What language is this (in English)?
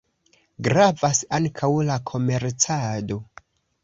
Esperanto